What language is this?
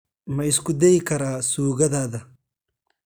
Somali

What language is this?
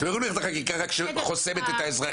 Hebrew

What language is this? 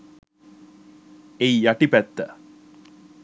Sinhala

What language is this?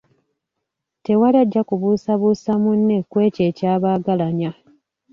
Ganda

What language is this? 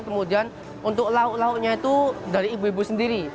Indonesian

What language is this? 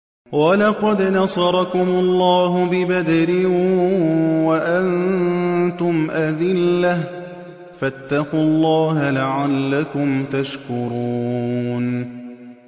Arabic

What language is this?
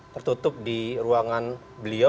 Indonesian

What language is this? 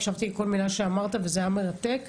Hebrew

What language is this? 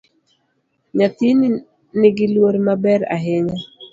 Luo (Kenya and Tanzania)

